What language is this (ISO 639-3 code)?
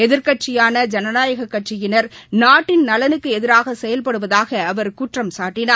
tam